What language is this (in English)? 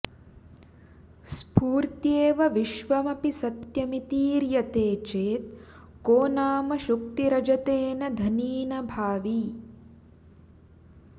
Sanskrit